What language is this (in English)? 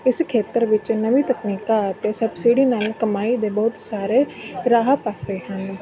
Punjabi